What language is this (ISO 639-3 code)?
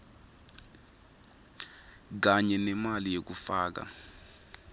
ssw